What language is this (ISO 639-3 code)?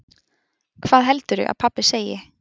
isl